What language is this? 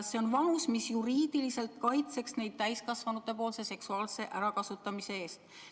Estonian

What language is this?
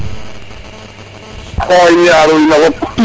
Serer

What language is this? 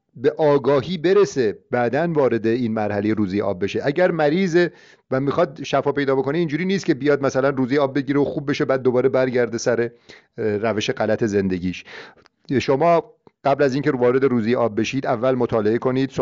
Persian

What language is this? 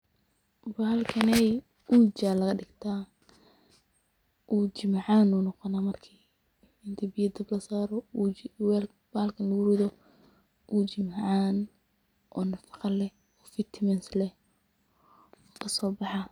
Somali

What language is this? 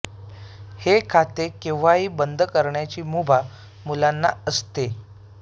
Marathi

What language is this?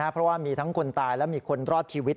Thai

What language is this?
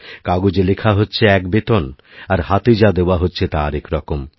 Bangla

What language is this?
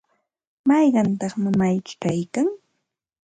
Santa Ana de Tusi Pasco Quechua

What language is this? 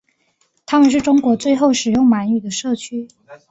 Chinese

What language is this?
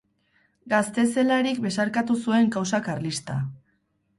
Basque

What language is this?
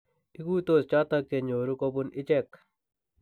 Kalenjin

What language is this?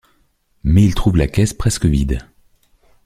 French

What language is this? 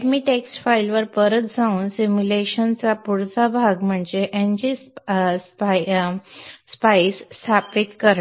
Marathi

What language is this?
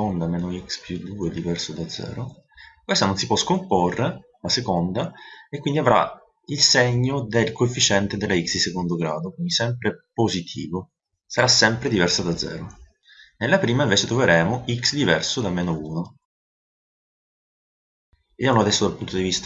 Italian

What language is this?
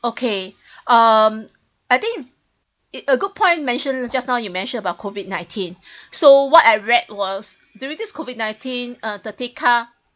English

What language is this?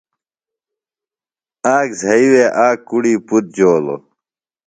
Phalura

